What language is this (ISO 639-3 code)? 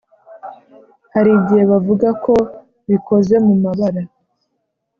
kin